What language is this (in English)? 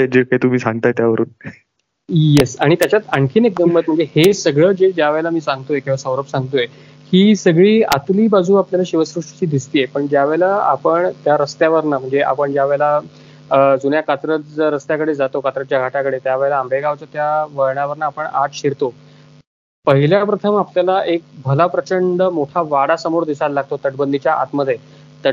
Marathi